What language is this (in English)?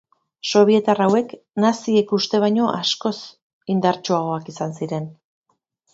Basque